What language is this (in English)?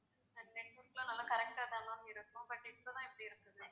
Tamil